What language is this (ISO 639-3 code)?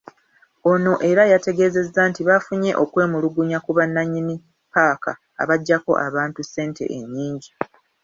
lug